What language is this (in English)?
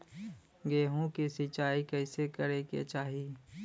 Bhojpuri